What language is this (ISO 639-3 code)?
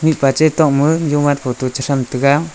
nnp